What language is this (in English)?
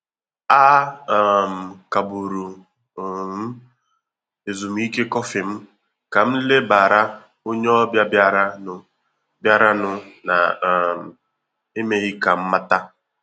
Igbo